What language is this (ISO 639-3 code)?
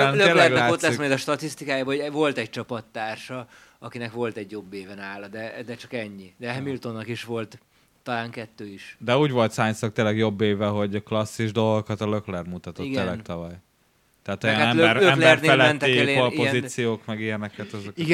hun